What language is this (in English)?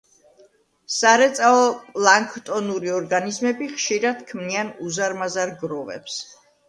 Georgian